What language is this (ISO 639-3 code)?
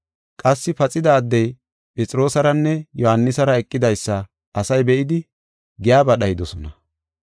gof